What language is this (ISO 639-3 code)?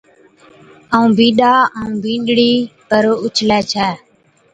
odk